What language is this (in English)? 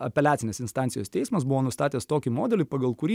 Lithuanian